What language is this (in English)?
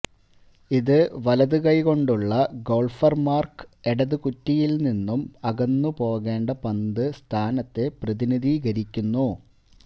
Malayalam